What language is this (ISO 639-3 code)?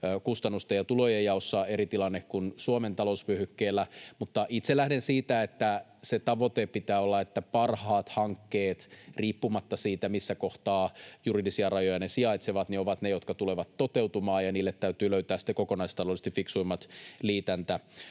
fin